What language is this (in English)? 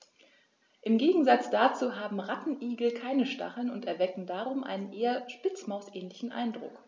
German